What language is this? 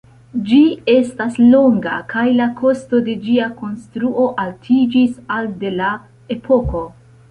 Esperanto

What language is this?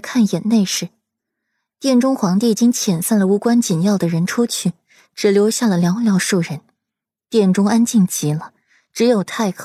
Chinese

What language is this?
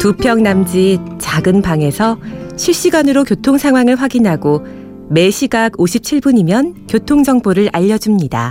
Korean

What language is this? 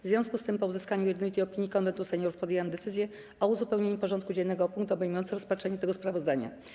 Polish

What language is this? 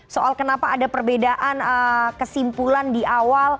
Indonesian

